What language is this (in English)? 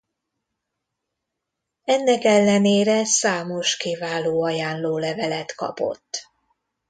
Hungarian